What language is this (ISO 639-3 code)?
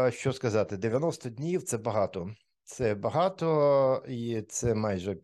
ukr